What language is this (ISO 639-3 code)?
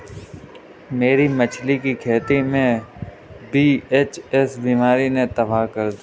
hin